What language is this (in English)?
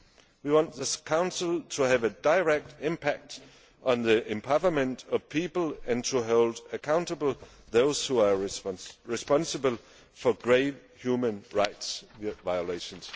English